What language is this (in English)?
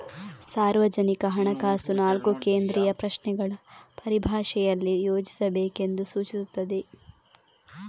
Kannada